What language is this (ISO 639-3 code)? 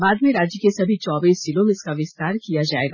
hin